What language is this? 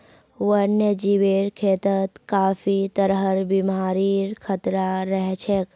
Magahi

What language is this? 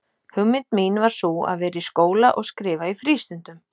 Icelandic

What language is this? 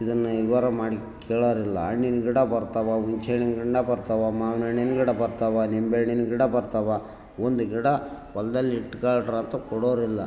Kannada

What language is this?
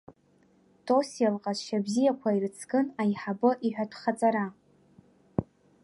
Abkhazian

